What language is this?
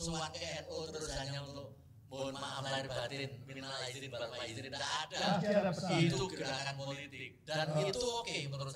Indonesian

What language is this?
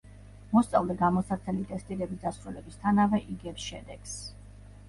Georgian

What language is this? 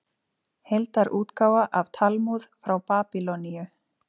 Icelandic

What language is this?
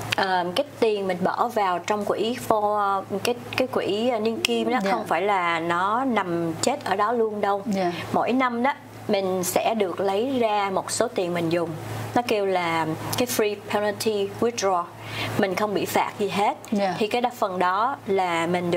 Vietnamese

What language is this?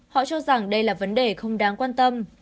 Vietnamese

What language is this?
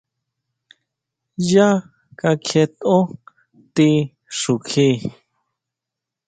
Huautla Mazatec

